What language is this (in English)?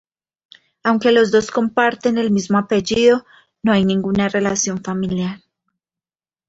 Spanish